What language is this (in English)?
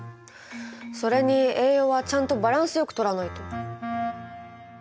Japanese